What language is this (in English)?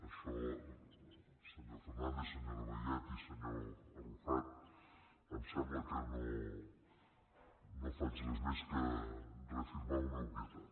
Catalan